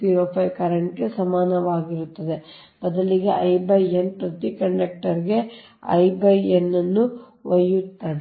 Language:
Kannada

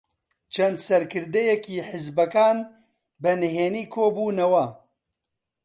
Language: Central Kurdish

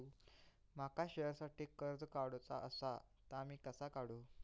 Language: Marathi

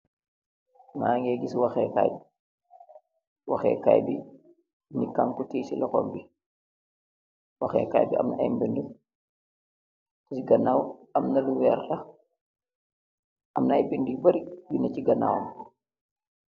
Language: Wolof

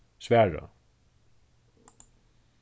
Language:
Faroese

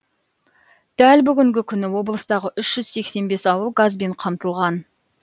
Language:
Kazakh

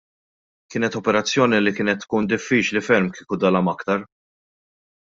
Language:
Maltese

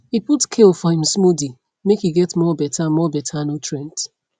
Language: Nigerian Pidgin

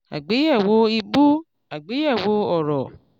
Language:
Yoruba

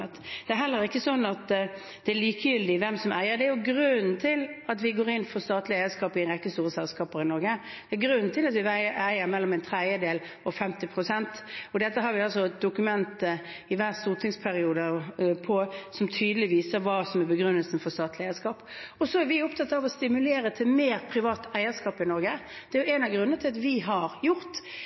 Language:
Norwegian Bokmål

